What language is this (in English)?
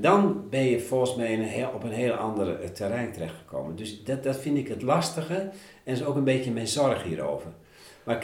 Dutch